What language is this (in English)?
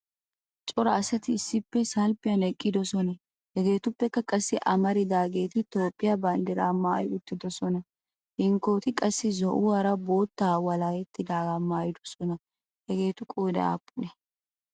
Wolaytta